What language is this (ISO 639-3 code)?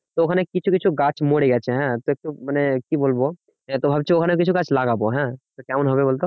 ben